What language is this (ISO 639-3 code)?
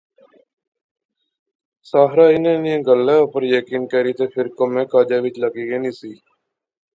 phr